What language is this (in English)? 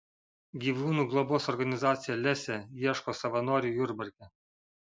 Lithuanian